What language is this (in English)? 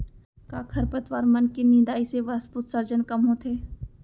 Chhattisgarhi